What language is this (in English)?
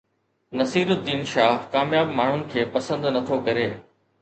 Sindhi